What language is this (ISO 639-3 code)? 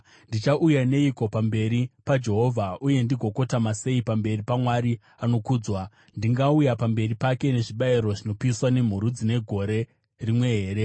sna